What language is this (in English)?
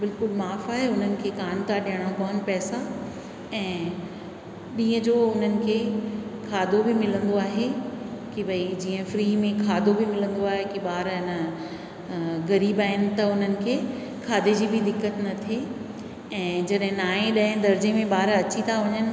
Sindhi